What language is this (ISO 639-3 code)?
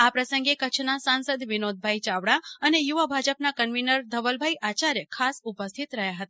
guj